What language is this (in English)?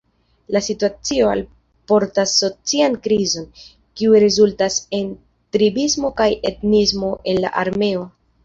Esperanto